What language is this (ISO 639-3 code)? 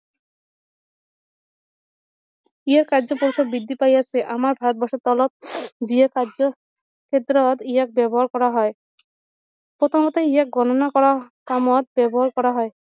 asm